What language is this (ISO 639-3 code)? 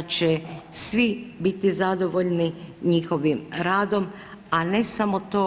hrv